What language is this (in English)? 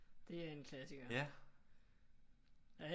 Danish